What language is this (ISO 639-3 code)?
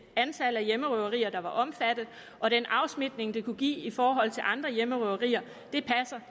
dan